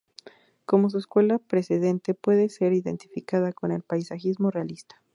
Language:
Spanish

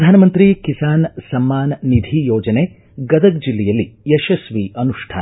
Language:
Kannada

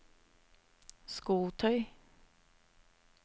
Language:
Norwegian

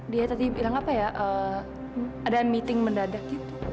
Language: Indonesian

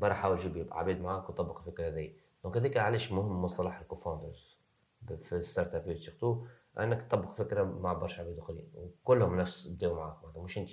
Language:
Arabic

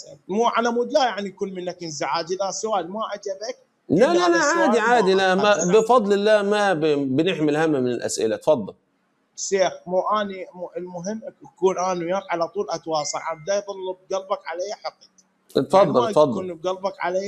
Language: Arabic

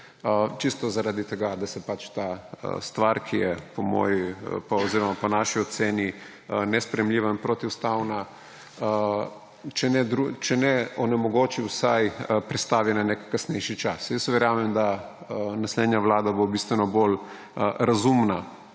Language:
Slovenian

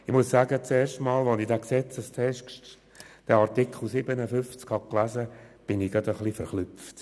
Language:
Swiss German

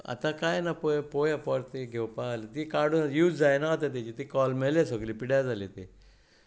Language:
Konkani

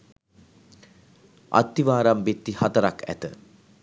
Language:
Sinhala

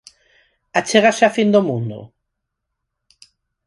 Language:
Galician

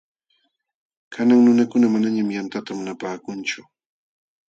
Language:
Jauja Wanca Quechua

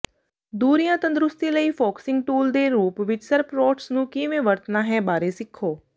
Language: Punjabi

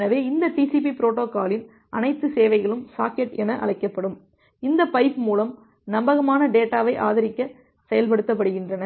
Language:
Tamil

